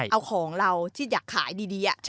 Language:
Thai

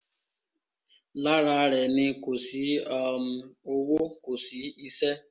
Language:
Yoruba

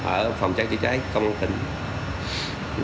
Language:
Vietnamese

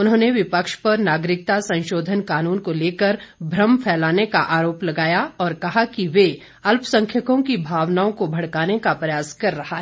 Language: Hindi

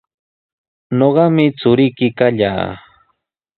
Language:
Sihuas Ancash Quechua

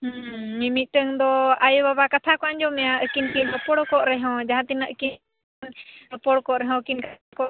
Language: Santali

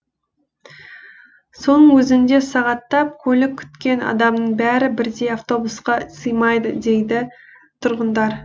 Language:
Kazakh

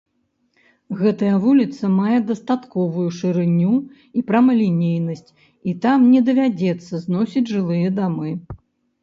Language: Belarusian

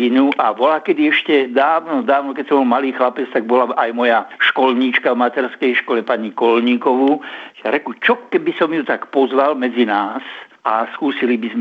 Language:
Slovak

